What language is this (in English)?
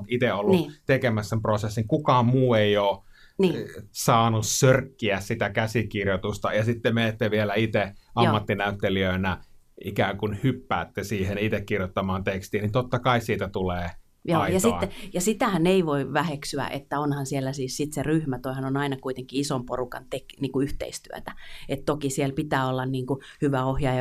Finnish